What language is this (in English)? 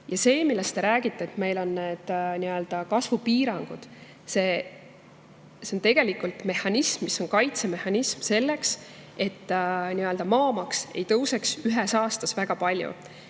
Estonian